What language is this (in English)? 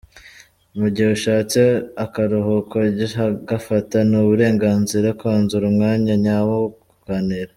Kinyarwanda